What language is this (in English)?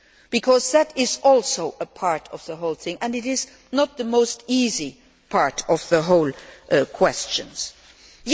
English